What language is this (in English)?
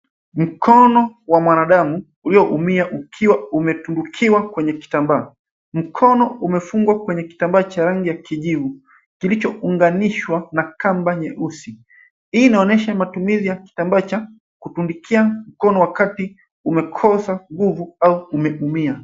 Swahili